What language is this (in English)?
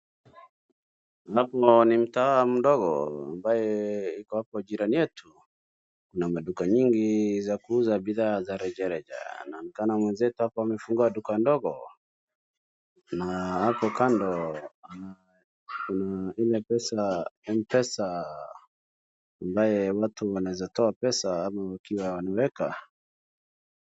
Swahili